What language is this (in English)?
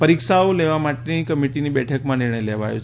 Gujarati